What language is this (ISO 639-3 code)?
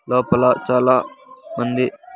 tel